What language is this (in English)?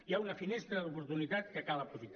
Catalan